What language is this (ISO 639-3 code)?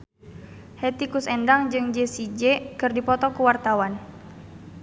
sun